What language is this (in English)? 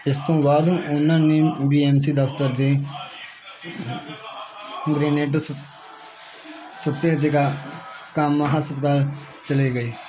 Punjabi